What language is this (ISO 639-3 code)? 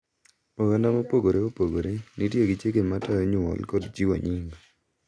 luo